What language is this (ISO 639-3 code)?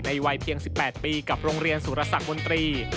tha